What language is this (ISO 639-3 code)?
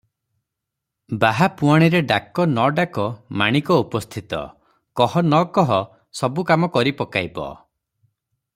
ori